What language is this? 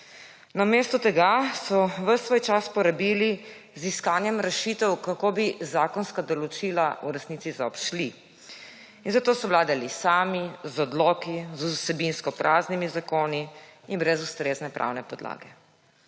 Slovenian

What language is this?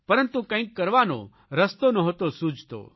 Gujarati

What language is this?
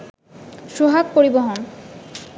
Bangla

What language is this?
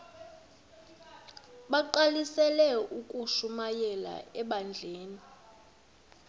Xhosa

